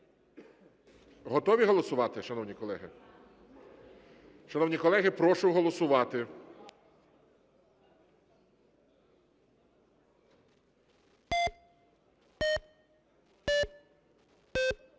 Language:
Ukrainian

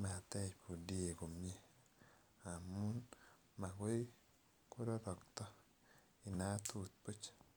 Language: Kalenjin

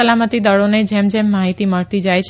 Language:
Gujarati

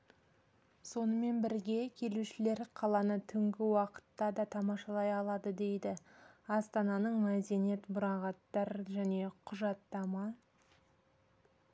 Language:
Kazakh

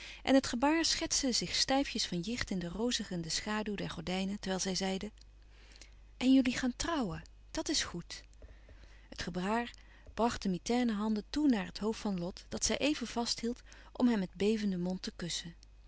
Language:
Dutch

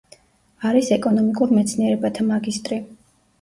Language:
Georgian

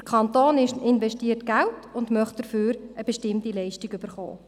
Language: Swiss German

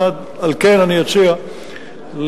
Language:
Hebrew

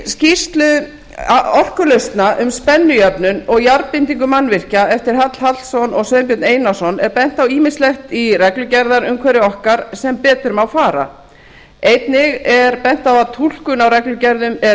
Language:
Icelandic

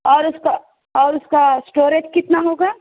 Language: Urdu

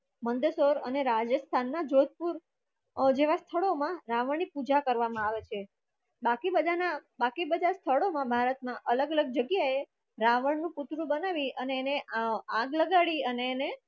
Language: Gujarati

